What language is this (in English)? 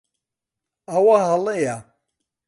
Central Kurdish